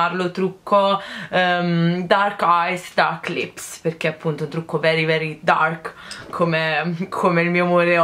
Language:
Italian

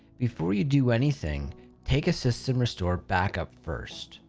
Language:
English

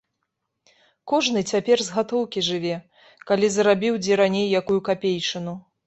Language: Belarusian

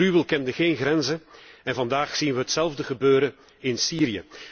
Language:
Dutch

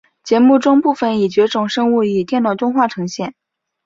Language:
Chinese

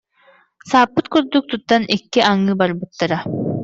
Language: Yakut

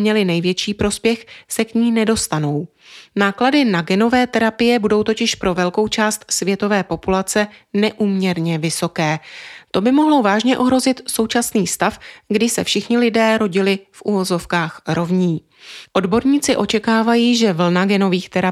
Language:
Czech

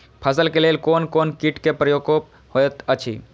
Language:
Maithili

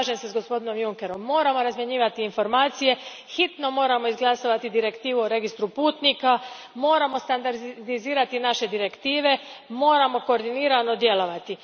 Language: Croatian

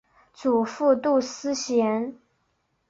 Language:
Chinese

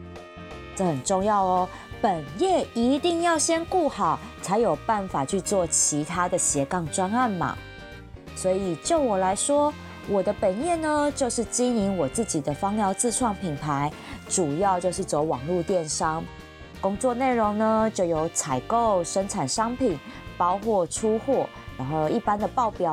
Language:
Chinese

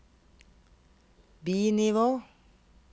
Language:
Norwegian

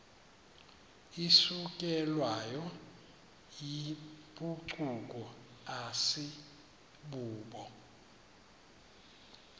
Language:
Xhosa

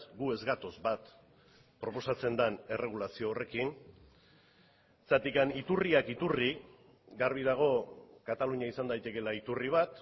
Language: Basque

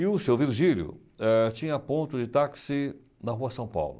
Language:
Portuguese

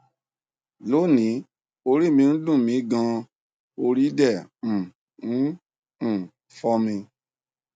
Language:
Yoruba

